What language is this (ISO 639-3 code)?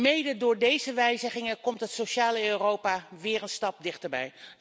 nld